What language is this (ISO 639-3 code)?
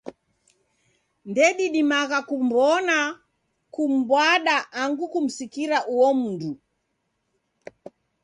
dav